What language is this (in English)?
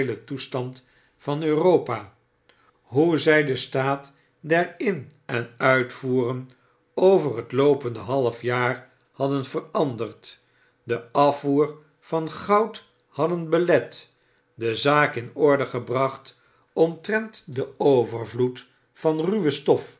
Dutch